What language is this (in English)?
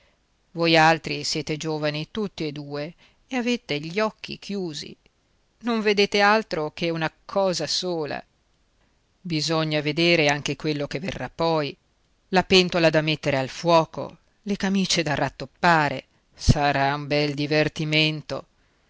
Italian